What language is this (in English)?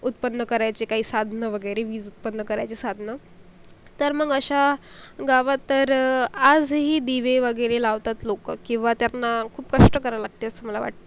Marathi